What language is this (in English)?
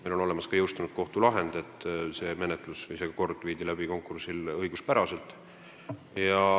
Estonian